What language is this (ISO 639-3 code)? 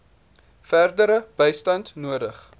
afr